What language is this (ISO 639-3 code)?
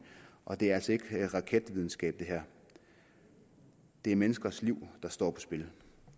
dan